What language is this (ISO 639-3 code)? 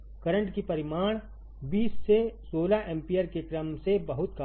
hin